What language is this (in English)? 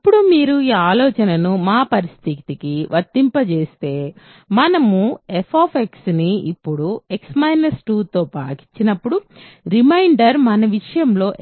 Telugu